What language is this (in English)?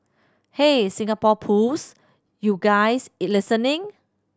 English